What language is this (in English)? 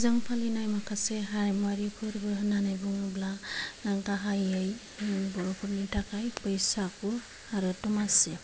Bodo